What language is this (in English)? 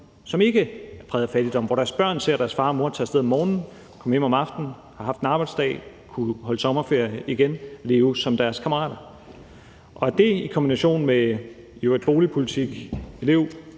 Danish